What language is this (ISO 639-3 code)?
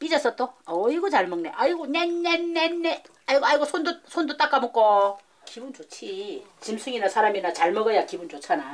kor